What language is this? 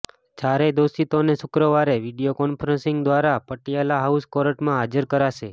Gujarati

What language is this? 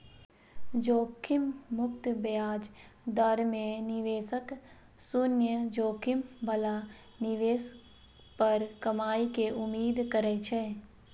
Maithili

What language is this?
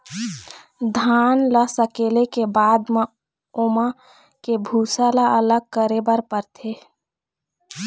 Chhattisgarhi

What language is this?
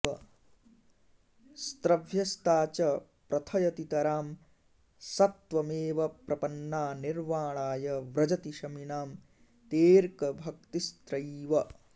Sanskrit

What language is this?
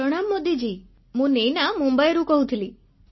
Odia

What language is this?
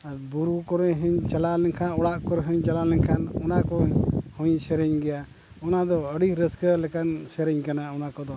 Santali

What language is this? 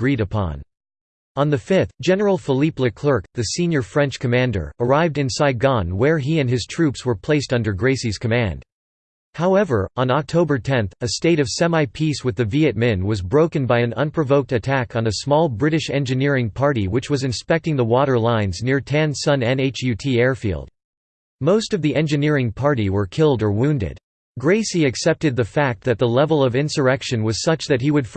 English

